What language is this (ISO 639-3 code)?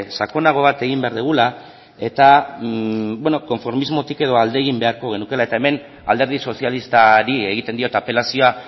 eus